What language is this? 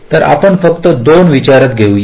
Marathi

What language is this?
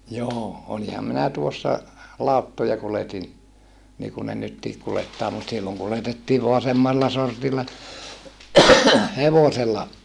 Finnish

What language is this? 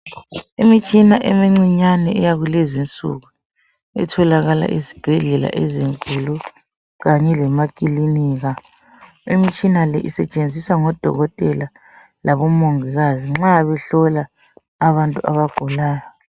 North Ndebele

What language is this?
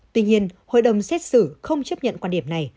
Vietnamese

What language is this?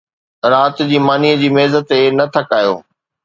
Sindhi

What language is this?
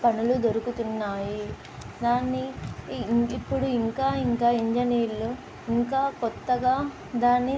Telugu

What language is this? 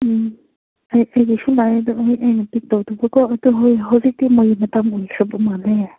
Manipuri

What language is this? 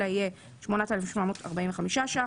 Hebrew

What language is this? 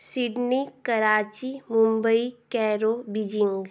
Hindi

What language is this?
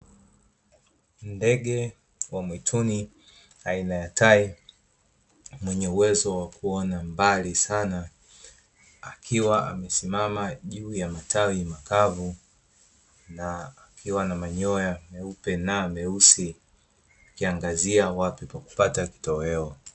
Swahili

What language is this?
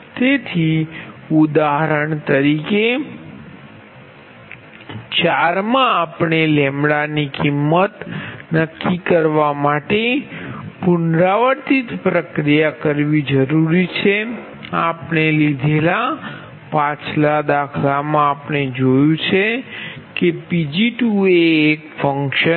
Gujarati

